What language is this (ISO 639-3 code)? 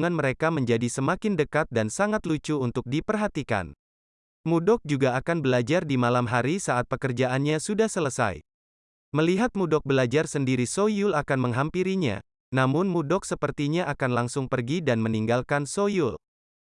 ind